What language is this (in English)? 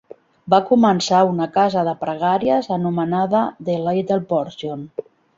Catalan